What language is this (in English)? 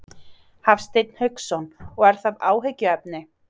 Icelandic